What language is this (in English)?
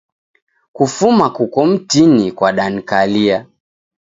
Taita